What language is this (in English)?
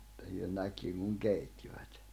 Finnish